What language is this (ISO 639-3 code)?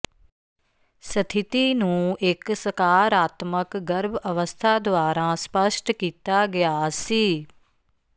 pan